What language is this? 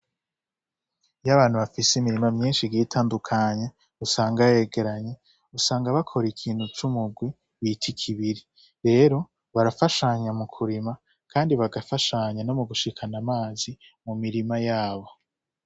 Rundi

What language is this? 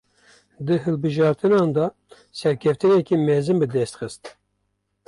Kurdish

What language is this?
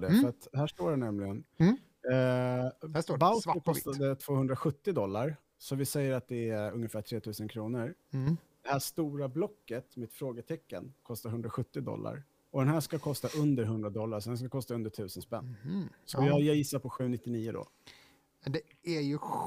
Swedish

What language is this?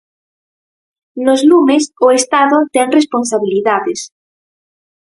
Galician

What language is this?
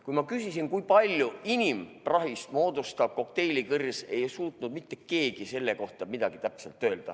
Estonian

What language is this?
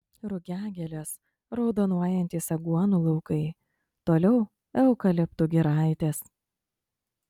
Lithuanian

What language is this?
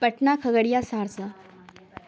Urdu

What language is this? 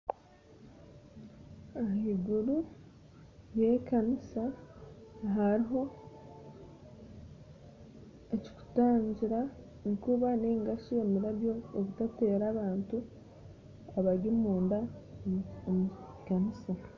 Nyankole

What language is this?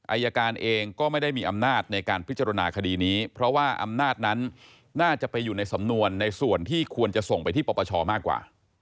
Thai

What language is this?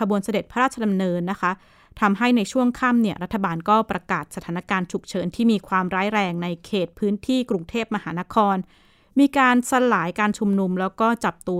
Thai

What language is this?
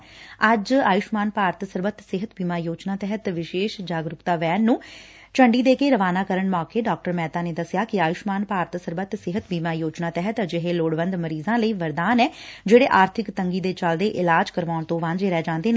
Punjabi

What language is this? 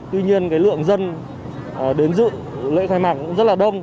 Vietnamese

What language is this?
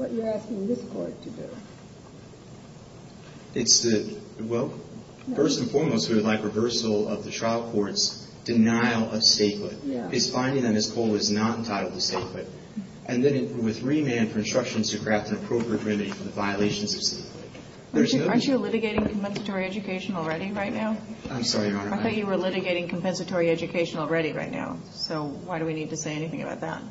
English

